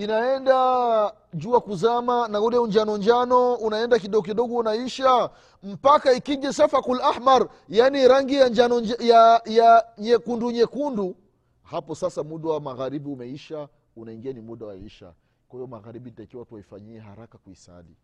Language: Swahili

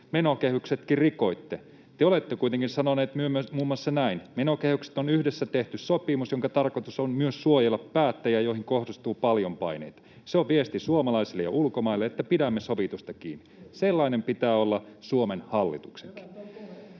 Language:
Finnish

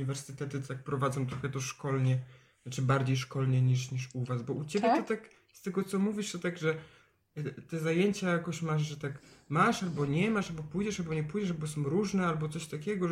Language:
Polish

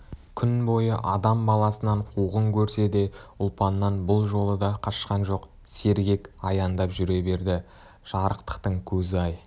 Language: Kazakh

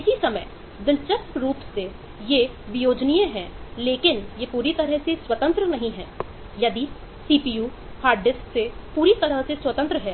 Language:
Hindi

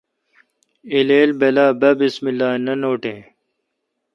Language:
Kalkoti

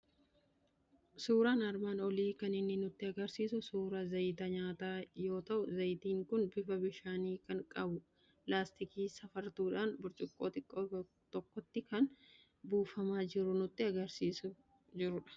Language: Oromo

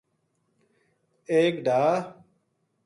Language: Gujari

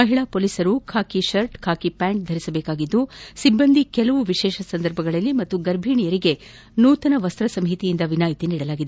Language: Kannada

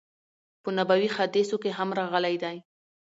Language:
Pashto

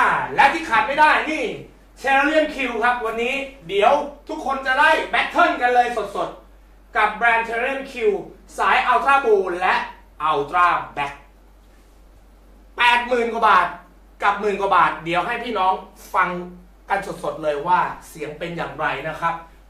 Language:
Thai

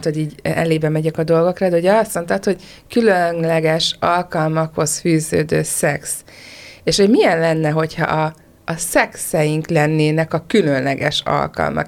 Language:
Hungarian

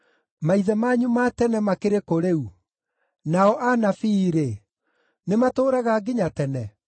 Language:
Kikuyu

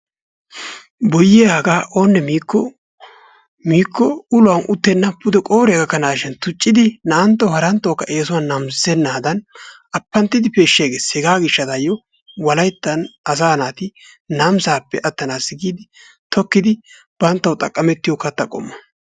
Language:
Wolaytta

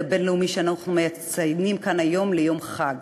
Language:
Hebrew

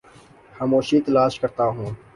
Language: Urdu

